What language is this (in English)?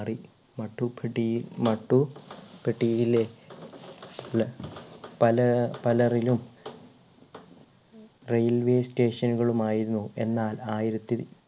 Malayalam